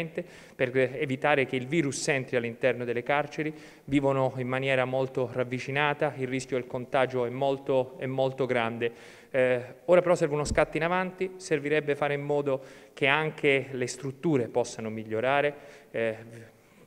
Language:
Italian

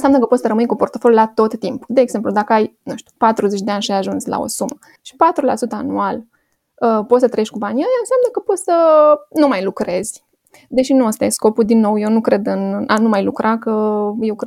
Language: Romanian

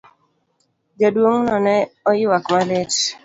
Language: Luo (Kenya and Tanzania)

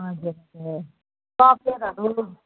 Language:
Nepali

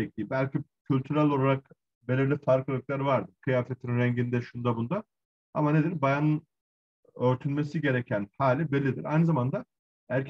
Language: Turkish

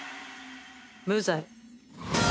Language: Japanese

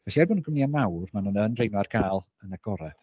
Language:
Welsh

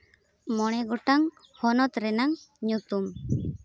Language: Santali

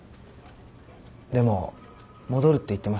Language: Japanese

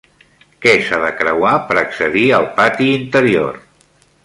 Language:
Catalan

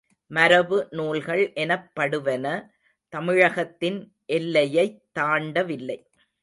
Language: Tamil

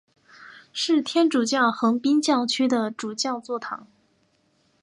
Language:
Chinese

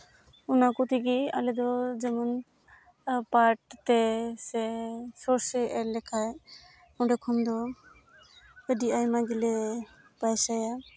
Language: Santali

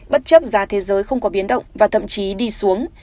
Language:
Vietnamese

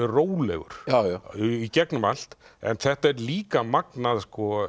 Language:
Icelandic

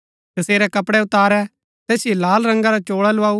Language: Gaddi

